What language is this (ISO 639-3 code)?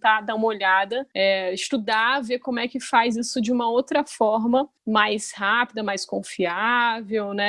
por